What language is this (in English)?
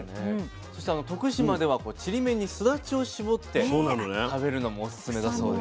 Japanese